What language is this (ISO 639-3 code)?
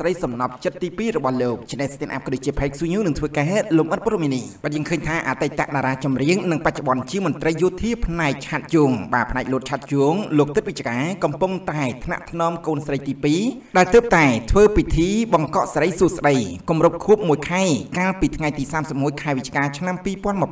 tha